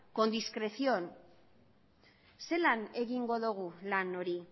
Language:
Basque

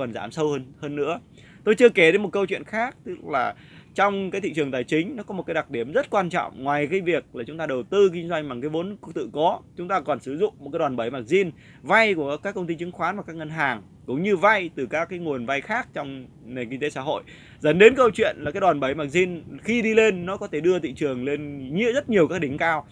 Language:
Vietnamese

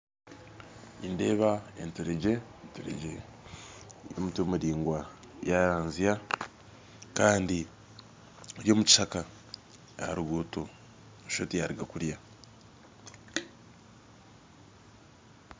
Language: Nyankole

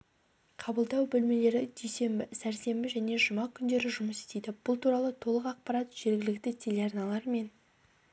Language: Kazakh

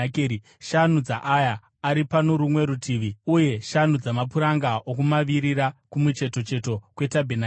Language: Shona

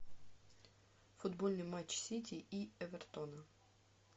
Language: Russian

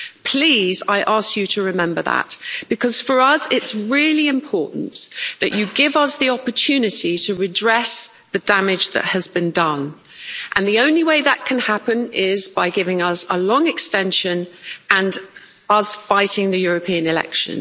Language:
English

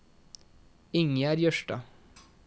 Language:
Norwegian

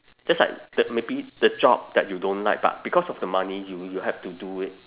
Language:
English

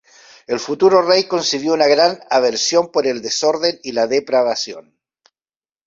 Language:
Spanish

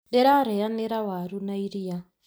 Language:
Kikuyu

